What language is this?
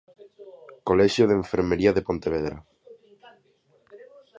Galician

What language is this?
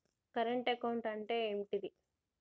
Telugu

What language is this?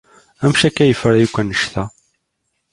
Kabyle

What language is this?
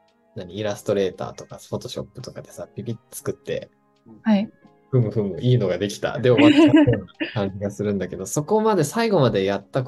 Japanese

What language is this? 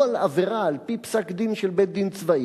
Hebrew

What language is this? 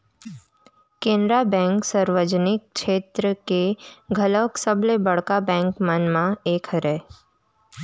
Chhattisgarhi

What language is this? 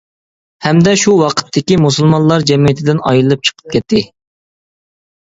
Uyghur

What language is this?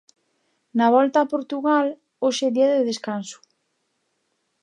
Galician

